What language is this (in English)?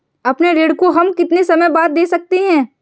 Hindi